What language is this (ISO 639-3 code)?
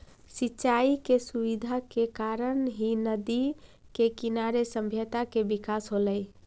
mag